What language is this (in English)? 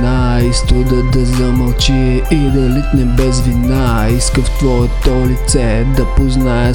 Bulgarian